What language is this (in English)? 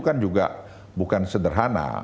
Indonesian